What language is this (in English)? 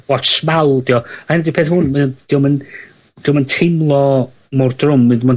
Welsh